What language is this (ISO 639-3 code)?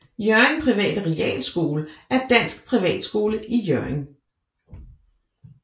dan